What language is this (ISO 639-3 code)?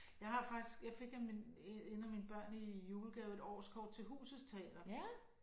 dan